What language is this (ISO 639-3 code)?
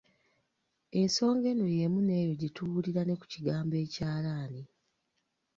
lug